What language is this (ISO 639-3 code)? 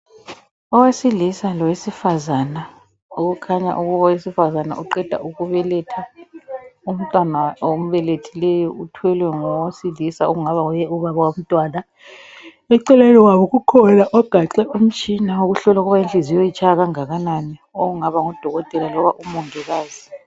nde